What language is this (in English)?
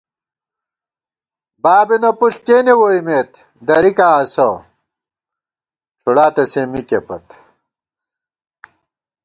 Gawar-Bati